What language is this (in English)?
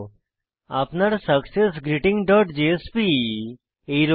Bangla